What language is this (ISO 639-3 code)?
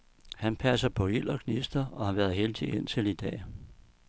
dan